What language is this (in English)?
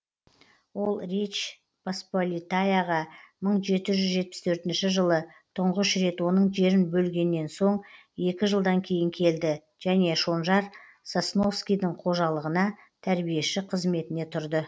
Kazakh